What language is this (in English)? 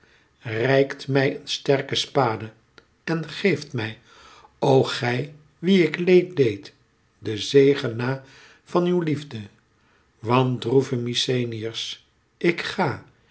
Dutch